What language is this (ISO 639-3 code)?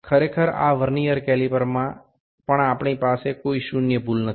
ben